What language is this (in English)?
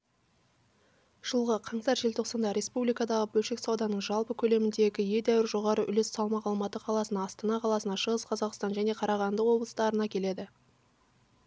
Kazakh